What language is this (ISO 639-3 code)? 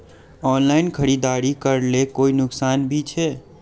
mag